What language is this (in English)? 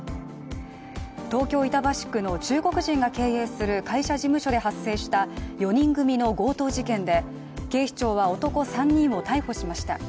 Japanese